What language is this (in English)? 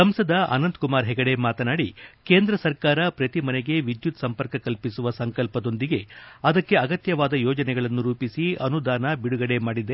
Kannada